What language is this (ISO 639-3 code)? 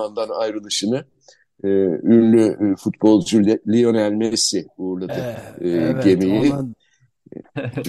tur